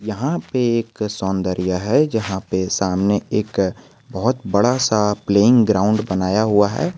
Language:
Hindi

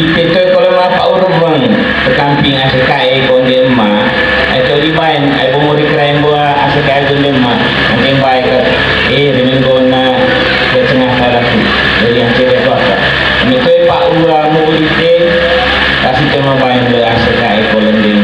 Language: Indonesian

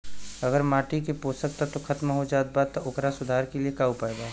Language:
Bhojpuri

